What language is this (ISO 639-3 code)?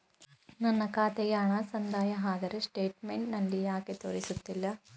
kan